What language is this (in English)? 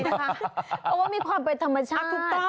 Thai